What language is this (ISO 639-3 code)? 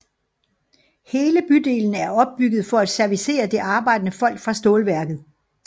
dan